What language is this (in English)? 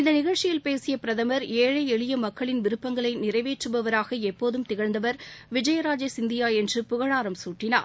Tamil